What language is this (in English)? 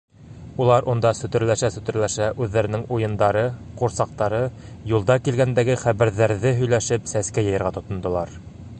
Bashkir